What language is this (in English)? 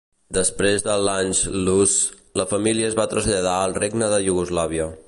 Catalan